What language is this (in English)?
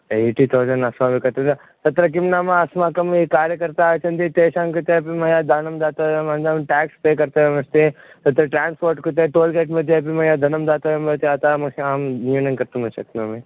Sanskrit